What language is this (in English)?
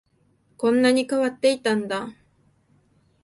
Japanese